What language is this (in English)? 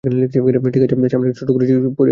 Bangla